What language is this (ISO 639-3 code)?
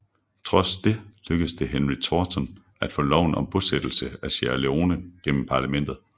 dan